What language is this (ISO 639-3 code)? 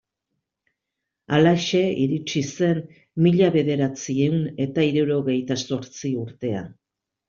eus